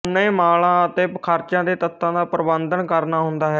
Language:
Punjabi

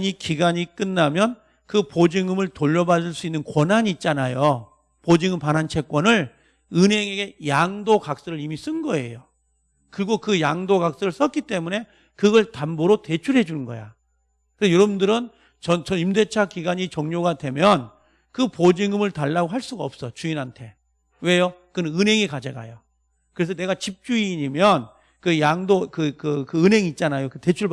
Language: Korean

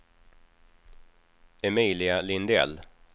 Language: Swedish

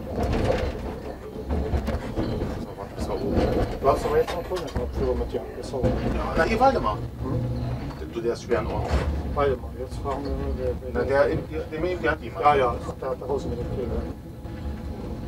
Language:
Polish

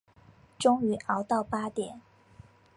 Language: Chinese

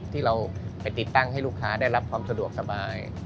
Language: Thai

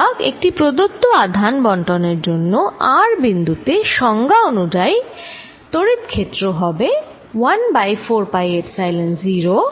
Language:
Bangla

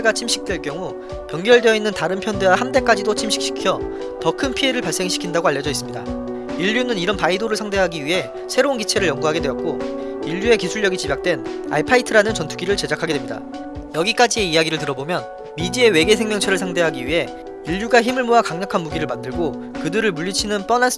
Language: Korean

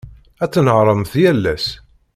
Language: Kabyle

